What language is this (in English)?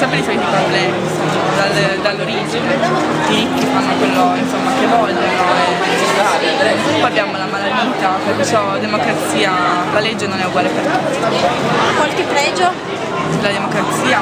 Italian